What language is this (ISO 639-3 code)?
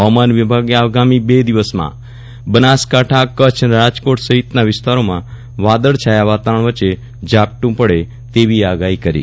guj